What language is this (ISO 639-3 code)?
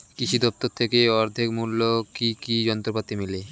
ben